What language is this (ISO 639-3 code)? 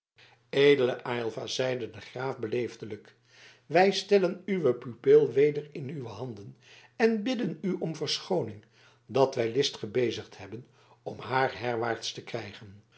nld